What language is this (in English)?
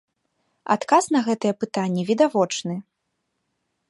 Belarusian